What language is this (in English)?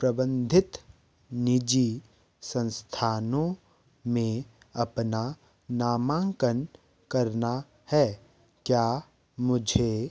Hindi